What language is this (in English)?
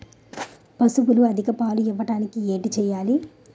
Telugu